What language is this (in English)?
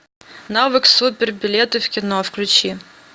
Russian